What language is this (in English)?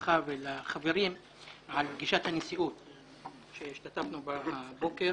Hebrew